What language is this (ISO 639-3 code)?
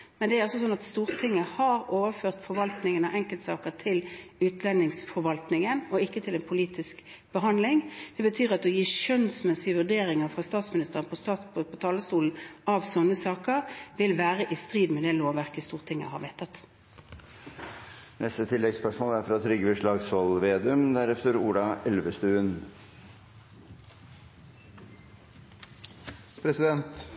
nor